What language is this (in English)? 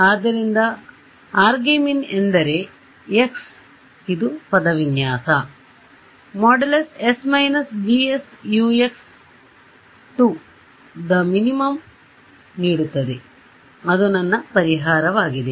Kannada